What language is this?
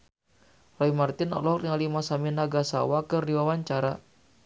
Sundanese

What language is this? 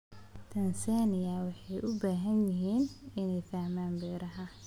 Somali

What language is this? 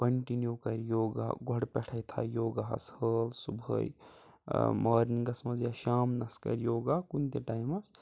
Kashmiri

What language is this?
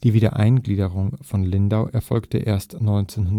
German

